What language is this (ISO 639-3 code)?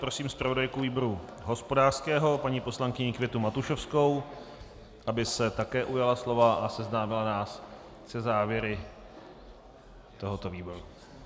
ces